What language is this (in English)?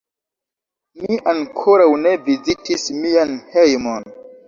Esperanto